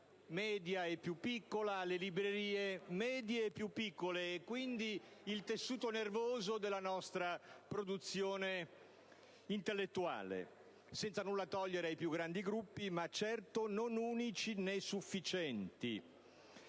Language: Italian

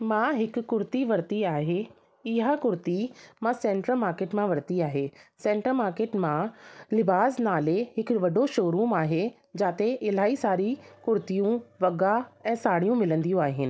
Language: Sindhi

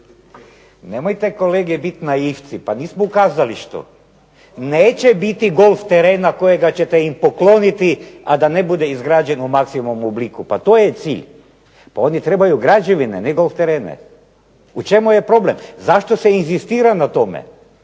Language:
Croatian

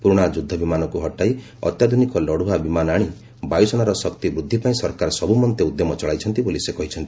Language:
Odia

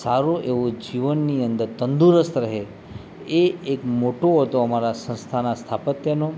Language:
Gujarati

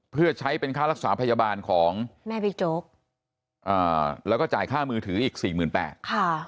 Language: Thai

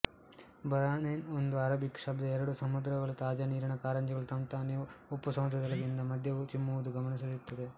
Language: Kannada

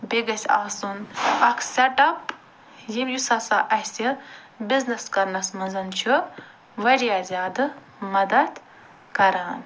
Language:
Kashmiri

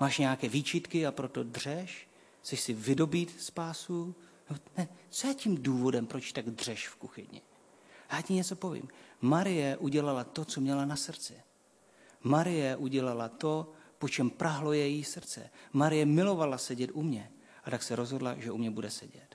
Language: Czech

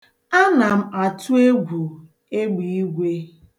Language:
Igbo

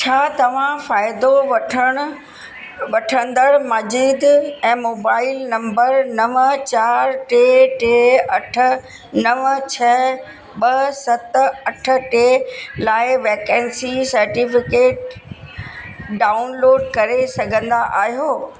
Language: Sindhi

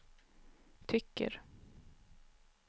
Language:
Swedish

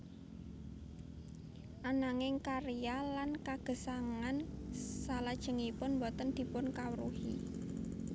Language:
Javanese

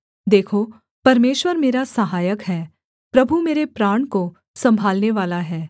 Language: Hindi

